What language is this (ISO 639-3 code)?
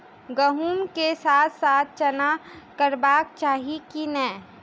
mai